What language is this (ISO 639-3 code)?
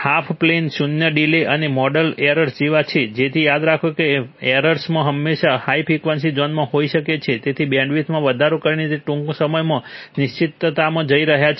guj